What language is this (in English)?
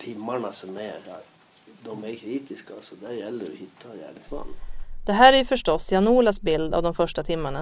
Swedish